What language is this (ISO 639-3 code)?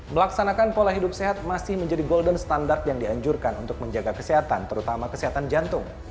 ind